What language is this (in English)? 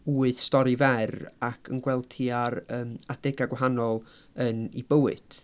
Welsh